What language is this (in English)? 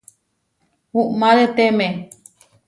Huarijio